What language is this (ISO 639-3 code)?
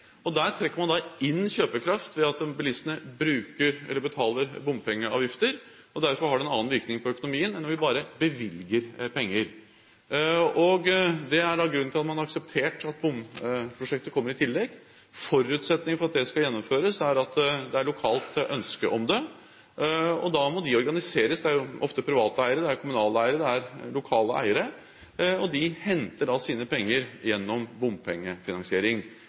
nob